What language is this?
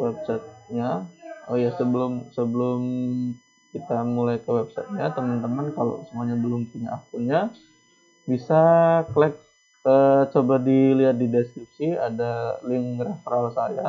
Indonesian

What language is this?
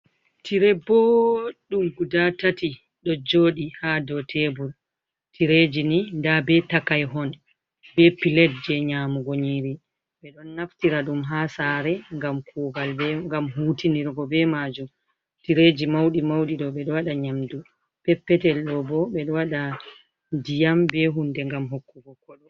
Fula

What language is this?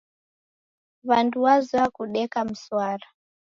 Taita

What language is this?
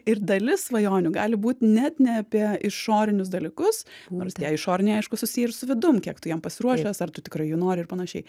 Lithuanian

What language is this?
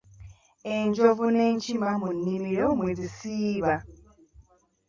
Ganda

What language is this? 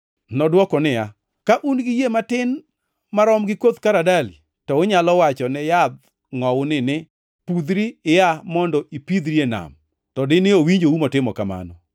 Luo (Kenya and Tanzania)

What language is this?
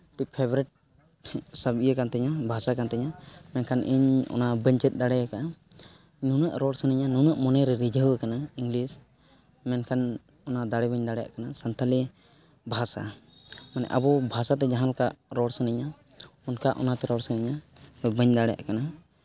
Santali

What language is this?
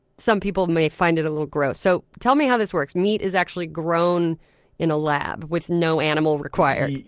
English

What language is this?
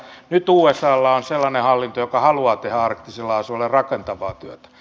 Finnish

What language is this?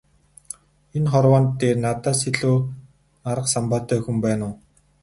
Mongolian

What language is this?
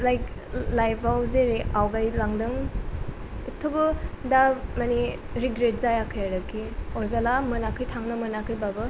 Bodo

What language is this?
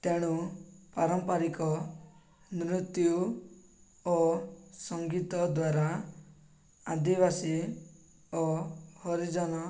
Odia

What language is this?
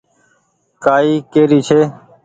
Goaria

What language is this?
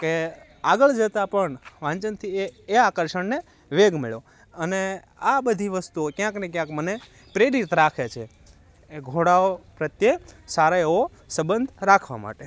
Gujarati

